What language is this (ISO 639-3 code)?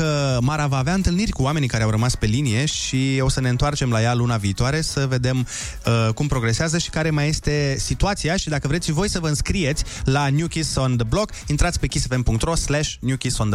ron